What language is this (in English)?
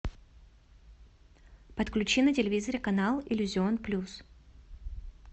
Russian